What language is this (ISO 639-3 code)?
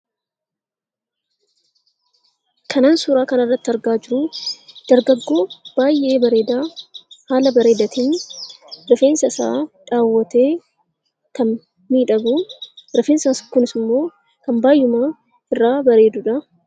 orm